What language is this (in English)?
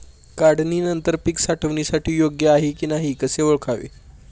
Marathi